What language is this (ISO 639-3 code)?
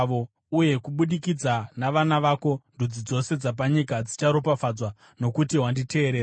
sna